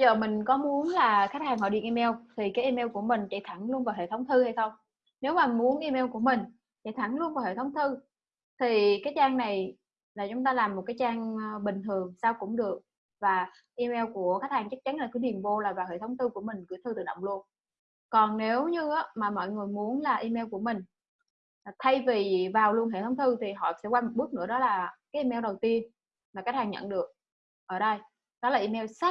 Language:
Vietnamese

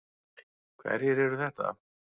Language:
Icelandic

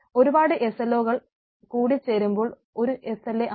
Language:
Malayalam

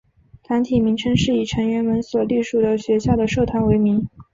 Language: Chinese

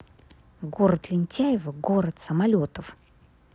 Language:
Russian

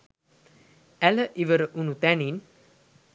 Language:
Sinhala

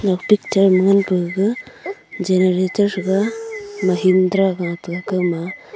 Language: Wancho Naga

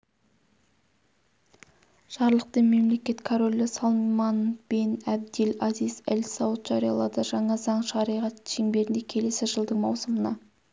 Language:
Kazakh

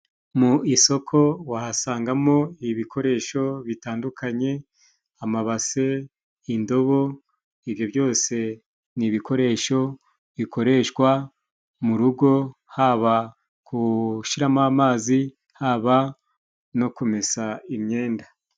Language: Kinyarwanda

